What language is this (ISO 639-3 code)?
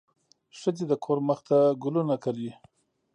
pus